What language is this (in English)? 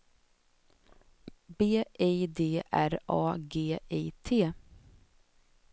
Swedish